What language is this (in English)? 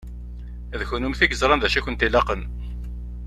Kabyle